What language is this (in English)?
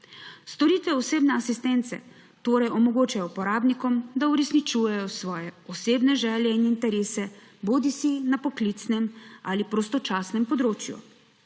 Slovenian